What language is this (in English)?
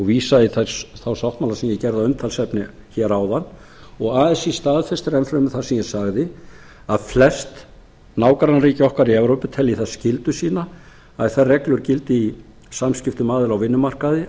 Icelandic